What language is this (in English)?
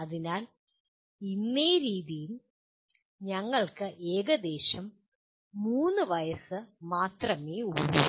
Malayalam